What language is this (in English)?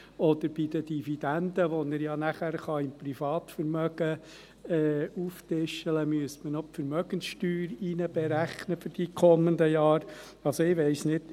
Swiss German